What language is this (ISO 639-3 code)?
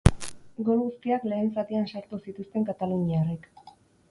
eus